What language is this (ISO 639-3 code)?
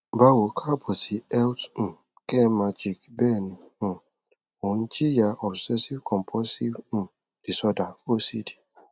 yor